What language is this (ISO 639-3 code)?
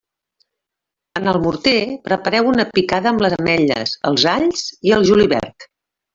cat